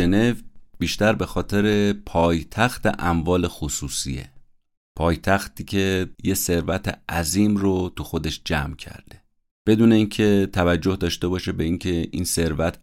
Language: Persian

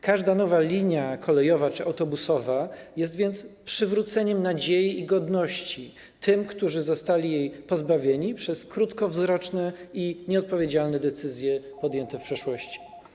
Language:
Polish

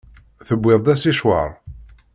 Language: Kabyle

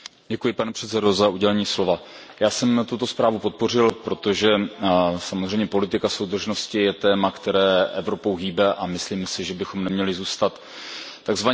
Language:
Czech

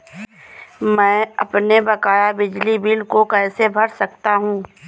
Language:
Hindi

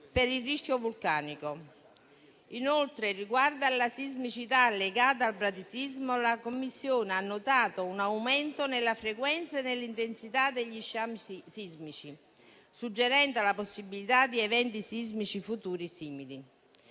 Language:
Italian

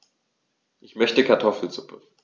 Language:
German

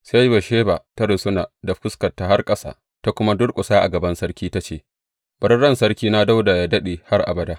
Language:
Hausa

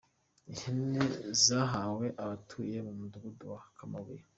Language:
Kinyarwanda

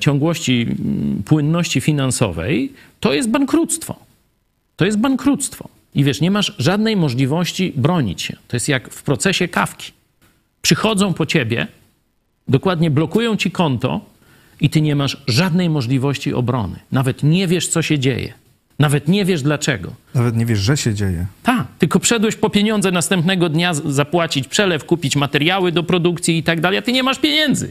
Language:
Polish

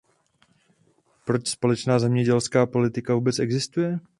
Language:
Czech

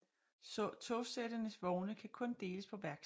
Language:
Danish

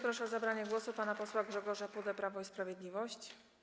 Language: Polish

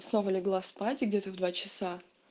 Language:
Russian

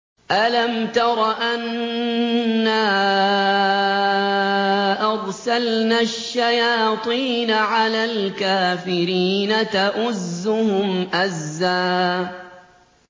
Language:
Arabic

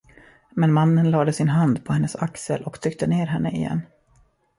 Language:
Swedish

